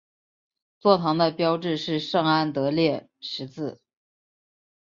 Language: Chinese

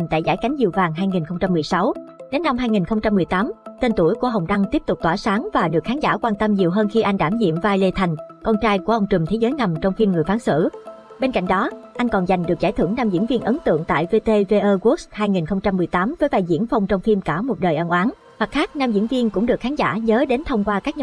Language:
Vietnamese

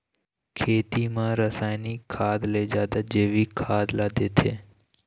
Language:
Chhattisgarhi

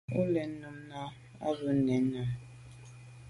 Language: Medumba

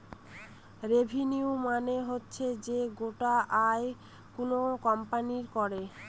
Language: Bangla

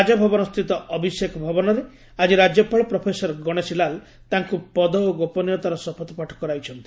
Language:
Odia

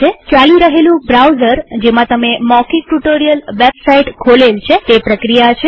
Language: Gujarati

